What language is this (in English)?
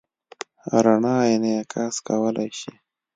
Pashto